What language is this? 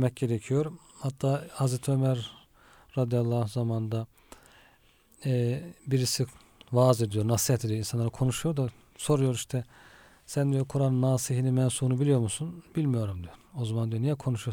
Turkish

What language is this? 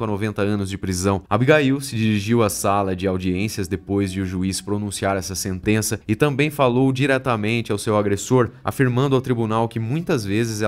Portuguese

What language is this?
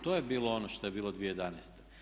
Croatian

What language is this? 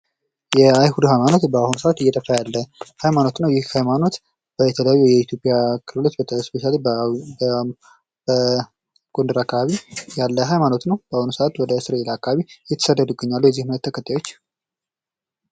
Amharic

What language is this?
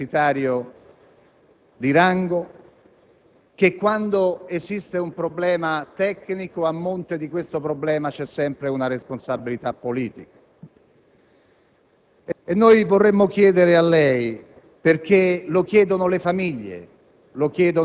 Italian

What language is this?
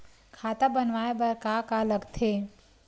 Chhattisgarhi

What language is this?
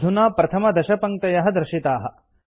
Sanskrit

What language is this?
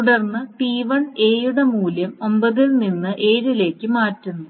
Malayalam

